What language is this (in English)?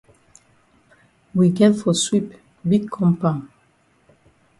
Cameroon Pidgin